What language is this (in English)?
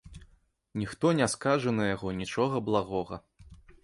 Belarusian